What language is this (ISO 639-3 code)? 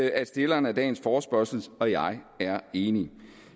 dan